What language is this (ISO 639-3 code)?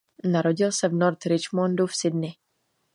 ces